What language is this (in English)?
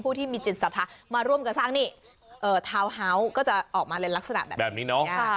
Thai